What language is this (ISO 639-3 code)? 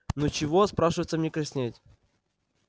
rus